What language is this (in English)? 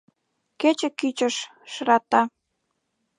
Mari